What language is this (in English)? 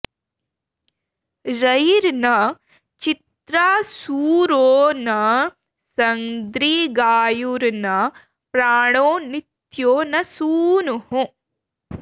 Sanskrit